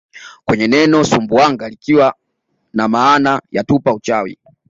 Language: Swahili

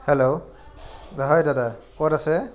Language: Assamese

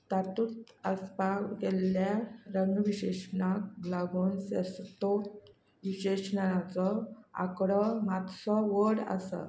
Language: Konkani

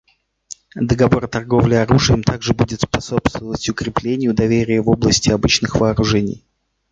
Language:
Russian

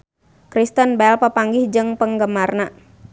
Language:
Sundanese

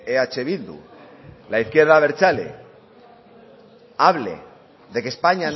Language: Spanish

